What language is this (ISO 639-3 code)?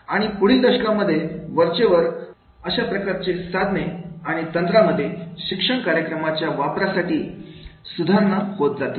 mar